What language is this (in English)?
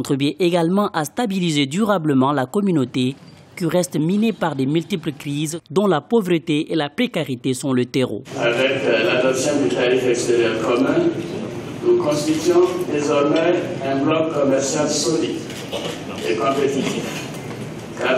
French